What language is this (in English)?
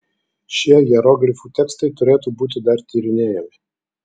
Lithuanian